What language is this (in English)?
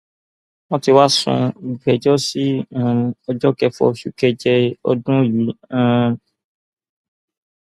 Yoruba